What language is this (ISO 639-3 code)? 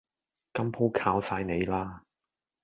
yue